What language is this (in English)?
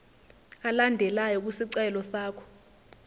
Zulu